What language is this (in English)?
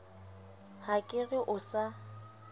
Southern Sotho